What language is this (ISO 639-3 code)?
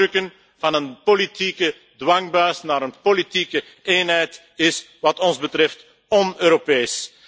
nld